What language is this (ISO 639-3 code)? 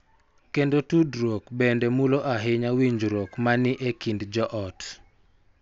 luo